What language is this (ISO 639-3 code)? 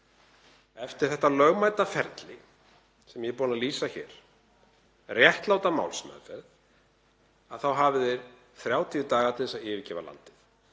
isl